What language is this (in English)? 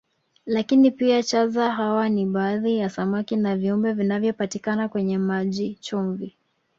Swahili